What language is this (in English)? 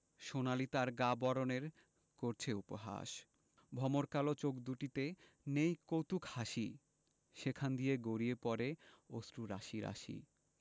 Bangla